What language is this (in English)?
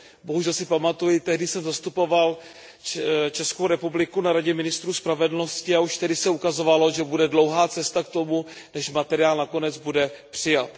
Czech